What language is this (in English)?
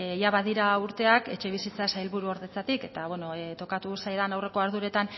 Basque